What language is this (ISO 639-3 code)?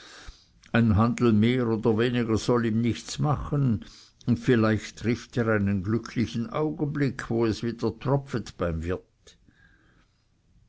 deu